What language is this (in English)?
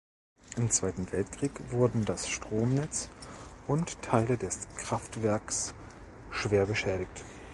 German